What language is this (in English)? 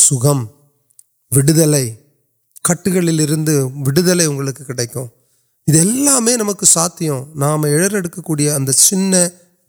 Urdu